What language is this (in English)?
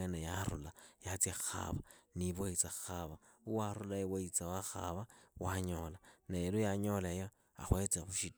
Idakho-Isukha-Tiriki